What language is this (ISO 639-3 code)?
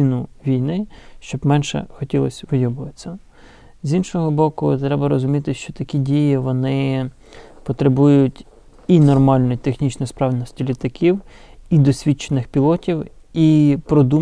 ukr